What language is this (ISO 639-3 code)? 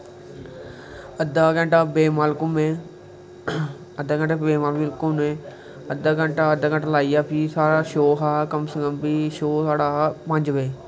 doi